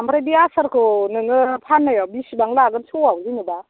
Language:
Bodo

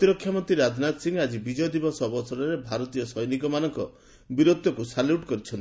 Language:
Odia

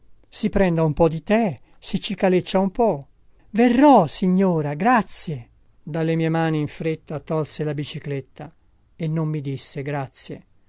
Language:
Italian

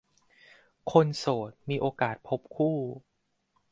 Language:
Thai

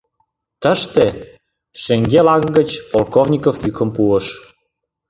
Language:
Mari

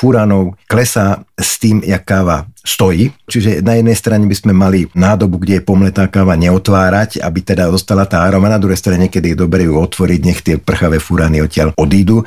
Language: Slovak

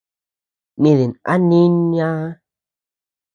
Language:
Tepeuxila Cuicatec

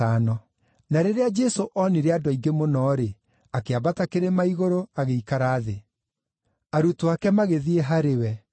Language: Kikuyu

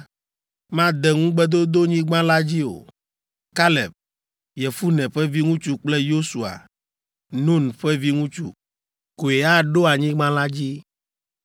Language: Ewe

